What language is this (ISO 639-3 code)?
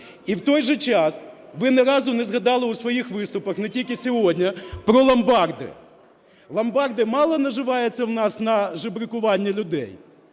ukr